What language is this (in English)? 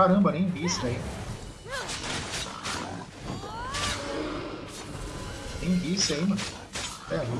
Portuguese